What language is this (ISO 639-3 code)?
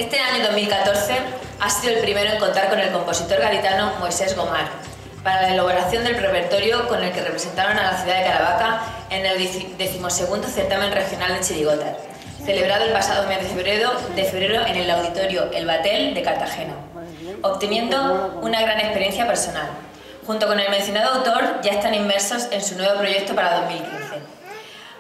spa